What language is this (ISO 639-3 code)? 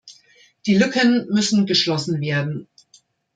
deu